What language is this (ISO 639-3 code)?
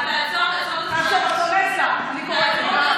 heb